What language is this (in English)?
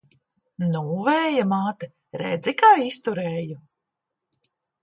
Latvian